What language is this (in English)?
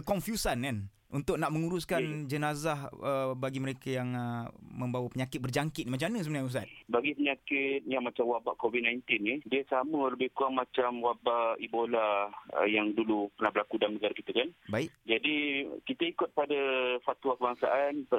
Malay